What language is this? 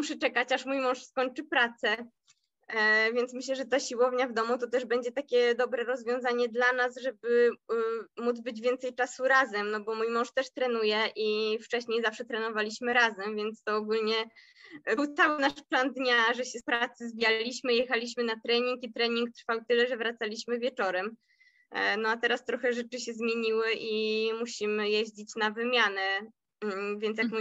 Polish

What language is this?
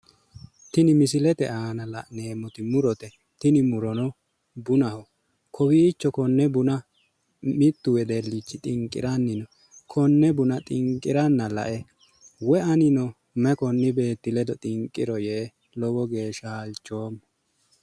Sidamo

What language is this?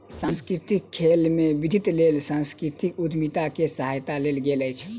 Maithili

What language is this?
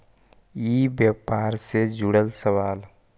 Magahi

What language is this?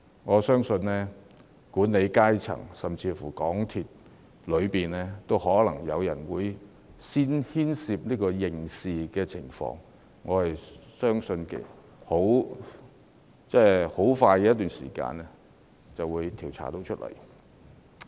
Cantonese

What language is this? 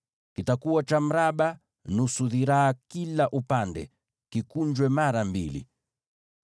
Swahili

